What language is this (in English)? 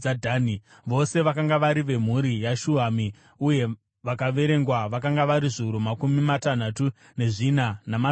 Shona